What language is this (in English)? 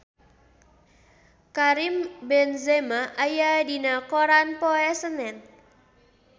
Sundanese